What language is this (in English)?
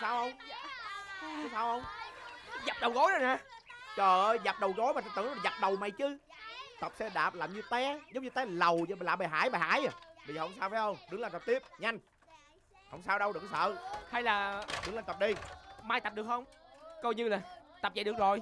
Vietnamese